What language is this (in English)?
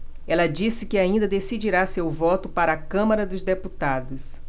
Portuguese